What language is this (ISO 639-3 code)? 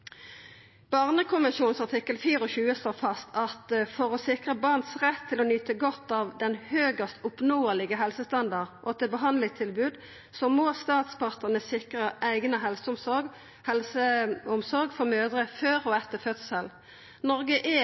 nno